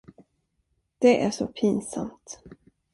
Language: Swedish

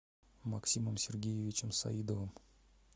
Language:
Russian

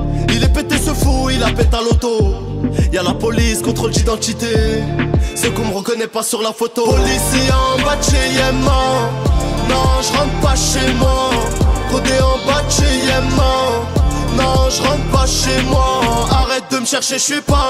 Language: French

